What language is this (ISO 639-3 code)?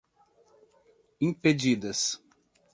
por